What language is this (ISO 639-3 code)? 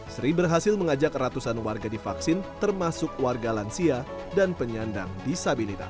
ind